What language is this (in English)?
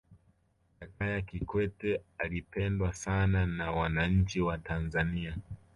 Swahili